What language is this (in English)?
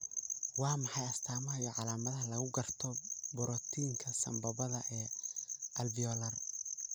Somali